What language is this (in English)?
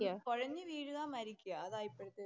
Malayalam